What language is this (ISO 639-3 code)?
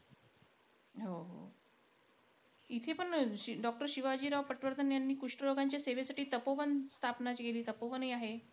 mar